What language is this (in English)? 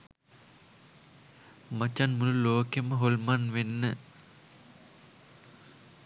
Sinhala